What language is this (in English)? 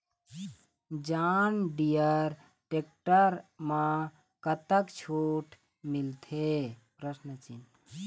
Chhattisgarhi